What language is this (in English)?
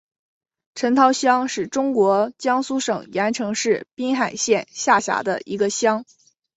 Chinese